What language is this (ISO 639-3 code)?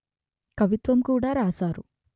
tel